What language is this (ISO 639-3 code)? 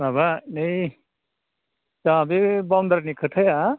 brx